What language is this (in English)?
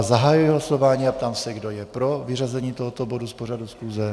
Czech